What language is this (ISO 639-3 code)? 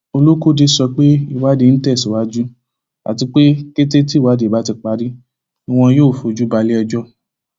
yor